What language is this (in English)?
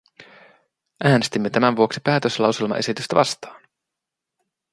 Finnish